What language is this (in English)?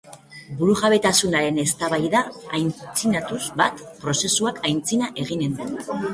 Basque